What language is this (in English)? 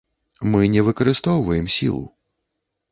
Belarusian